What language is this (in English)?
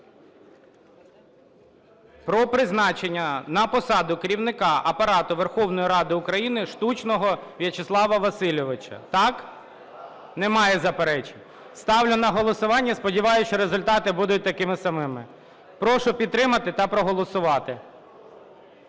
Ukrainian